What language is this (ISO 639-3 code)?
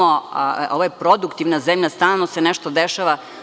srp